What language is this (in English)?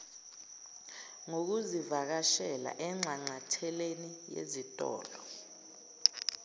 Zulu